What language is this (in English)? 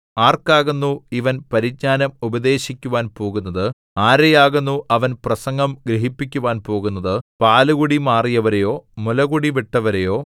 Malayalam